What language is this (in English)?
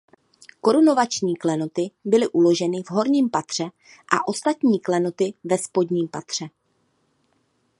Czech